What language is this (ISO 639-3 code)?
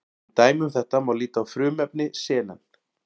isl